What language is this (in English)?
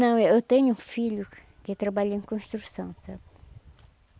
Portuguese